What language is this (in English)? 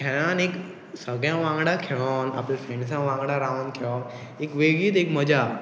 Konkani